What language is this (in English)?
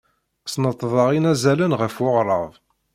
Kabyle